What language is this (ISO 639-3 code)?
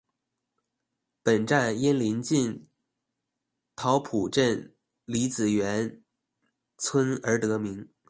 zho